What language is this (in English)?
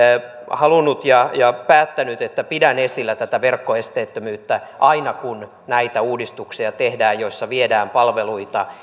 Finnish